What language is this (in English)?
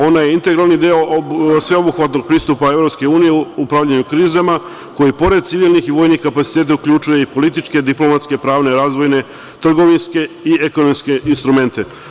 Serbian